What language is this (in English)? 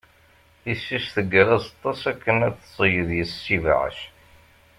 Kabyle